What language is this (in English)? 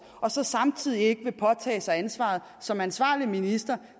Danish